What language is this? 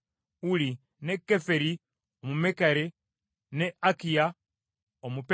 Ganda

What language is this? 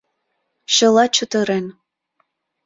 Mari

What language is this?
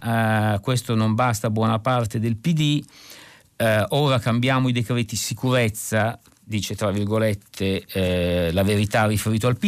Italian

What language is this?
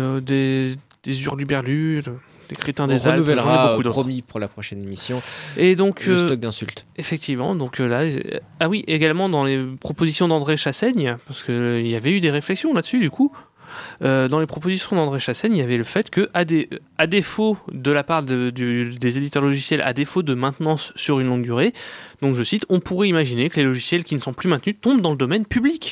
French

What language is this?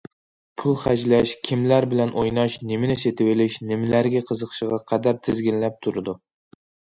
Uyghur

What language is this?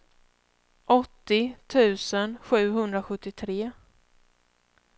Swedish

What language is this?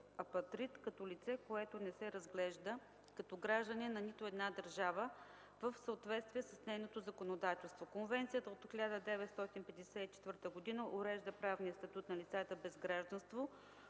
Bulgarian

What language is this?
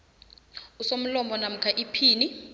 South Ndebele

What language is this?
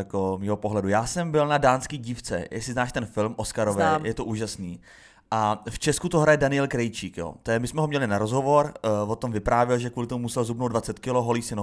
Czech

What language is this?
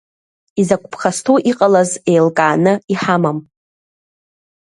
Abkhazian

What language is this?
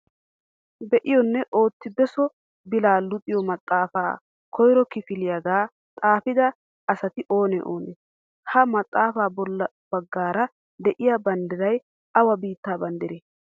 Wolaytta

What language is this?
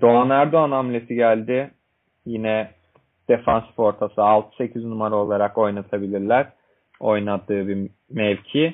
Turkish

